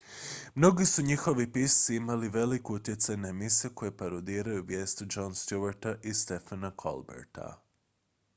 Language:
Croatian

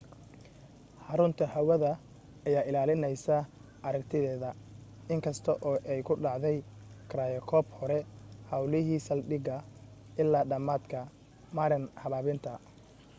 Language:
Somali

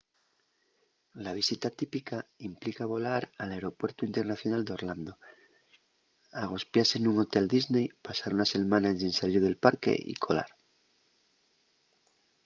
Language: Asturian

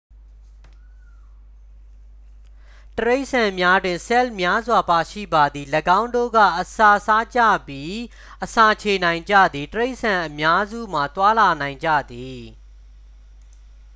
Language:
Burmese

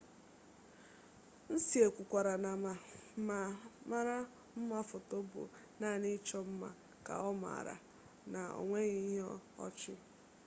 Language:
Igbo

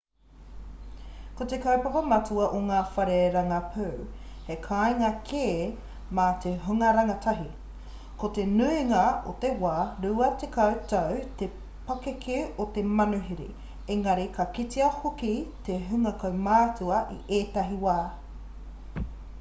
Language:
Māori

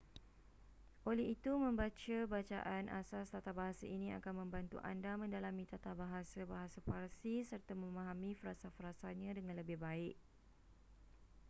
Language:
Malay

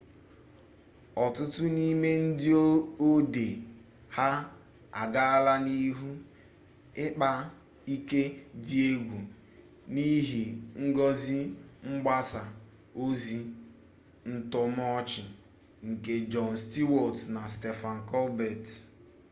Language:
Igbo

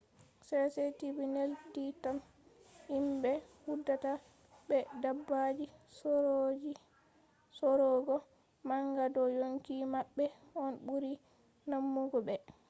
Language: Fula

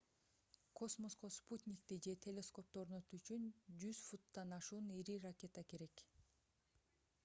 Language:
Kyrgyz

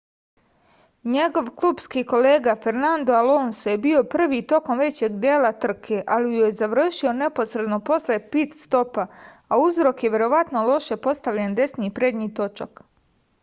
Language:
Serbian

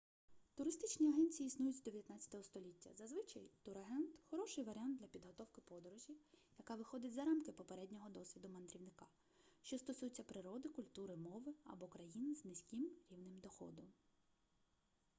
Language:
Ukrainian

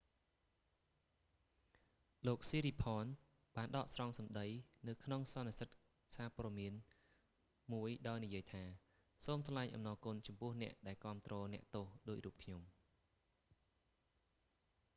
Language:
Khmer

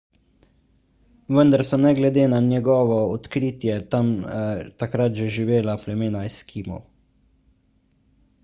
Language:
Slovenian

